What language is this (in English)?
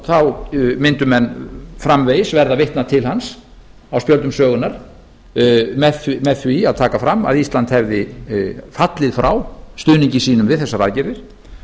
Icelandic